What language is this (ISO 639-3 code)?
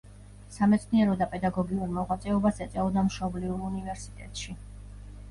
kat